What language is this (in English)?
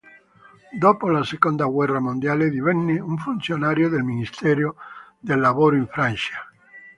Italian